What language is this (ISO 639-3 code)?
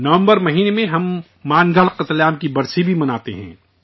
urd